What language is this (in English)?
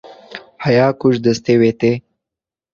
Kurdish